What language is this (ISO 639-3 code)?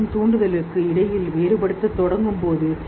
tam